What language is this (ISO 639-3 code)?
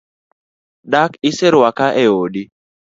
luo